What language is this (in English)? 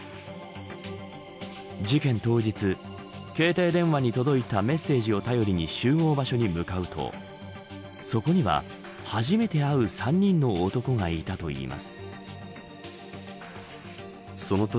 Japanese